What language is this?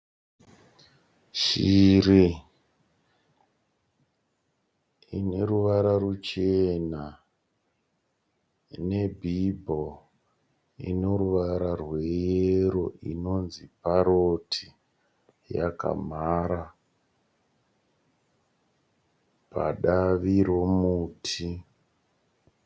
Shona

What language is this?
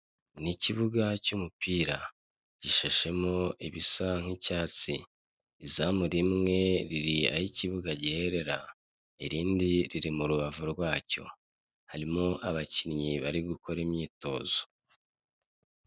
Kinyarwanda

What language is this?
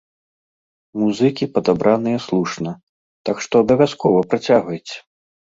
Belarusian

